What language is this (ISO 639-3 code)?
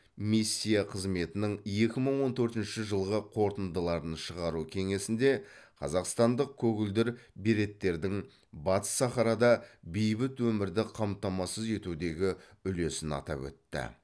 kaz